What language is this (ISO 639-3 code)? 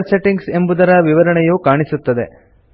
kan